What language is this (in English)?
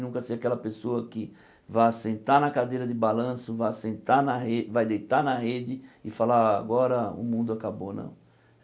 Portuguese